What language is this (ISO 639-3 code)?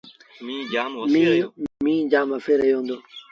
sbn